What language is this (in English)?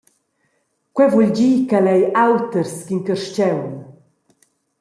Romansh